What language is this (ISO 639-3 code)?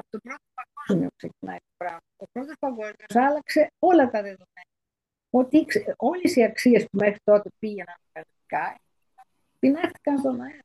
ell